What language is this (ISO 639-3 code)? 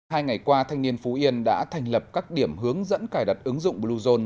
vie